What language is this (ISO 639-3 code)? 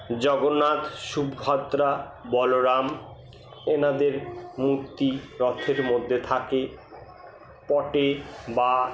ben